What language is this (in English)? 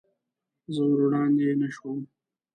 Pashto